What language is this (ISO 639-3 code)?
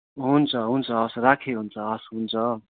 nep